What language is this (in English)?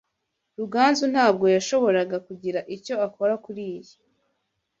Kinyarwanda